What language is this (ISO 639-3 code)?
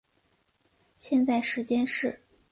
zho